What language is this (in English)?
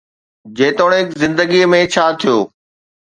Sindhi